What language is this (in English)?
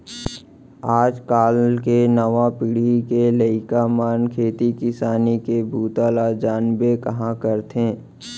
Chhattisgarhi